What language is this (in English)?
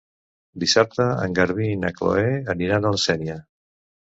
Catalan